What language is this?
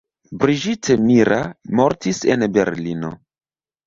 Esperanto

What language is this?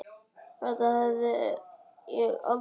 Icelandic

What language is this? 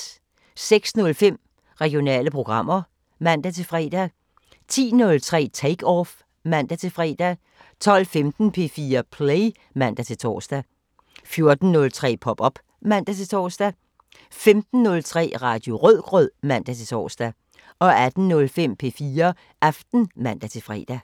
Danish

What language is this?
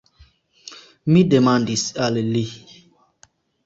Esperanto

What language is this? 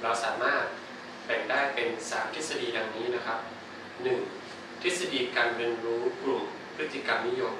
Thai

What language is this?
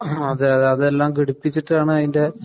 Malayalam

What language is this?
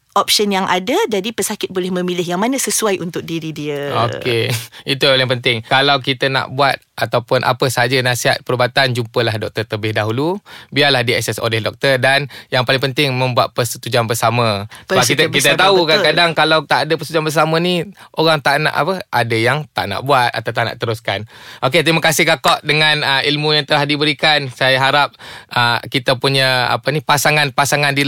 Malay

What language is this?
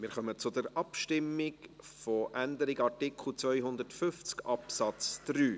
Swiss German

